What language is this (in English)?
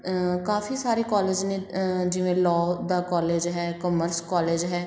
Punjabi